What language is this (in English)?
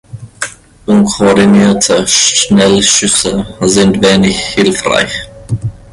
German